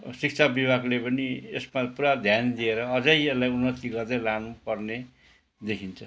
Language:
Nepali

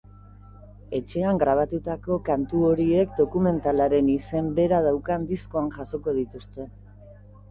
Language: Basque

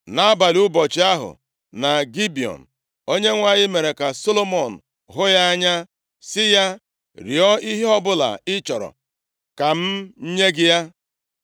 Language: Igbo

